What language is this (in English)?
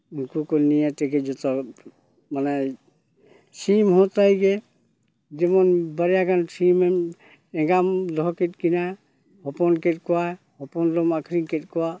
Santali